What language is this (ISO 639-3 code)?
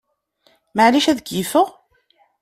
kab